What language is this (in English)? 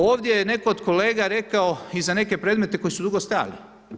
Croatian